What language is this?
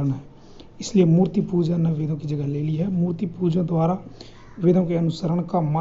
Hindi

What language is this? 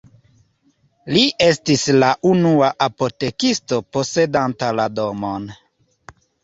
Esperanto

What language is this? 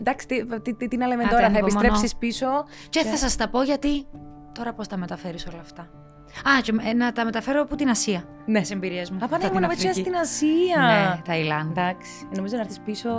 Greek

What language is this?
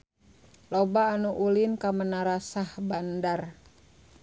Sundanese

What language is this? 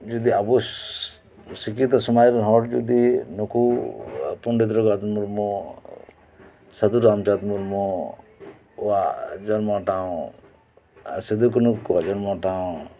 Santali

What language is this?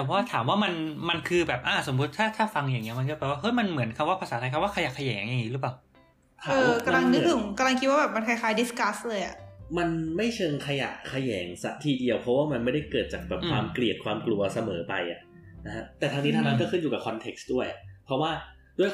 Thai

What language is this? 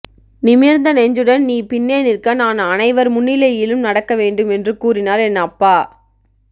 Tamil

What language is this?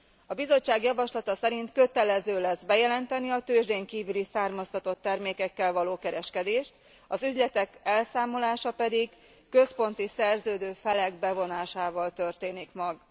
Hungarian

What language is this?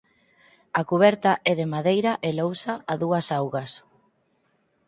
Galician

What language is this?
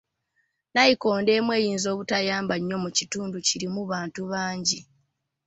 Ganda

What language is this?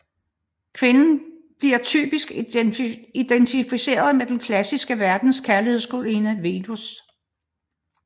Danish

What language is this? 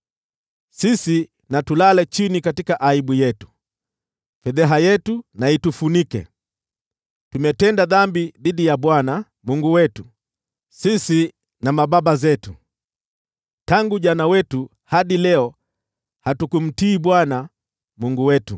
Swahili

